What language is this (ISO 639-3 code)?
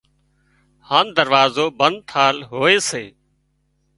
kxp